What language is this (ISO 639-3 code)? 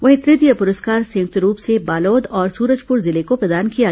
hin